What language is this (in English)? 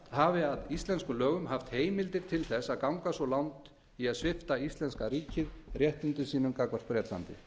Icelandic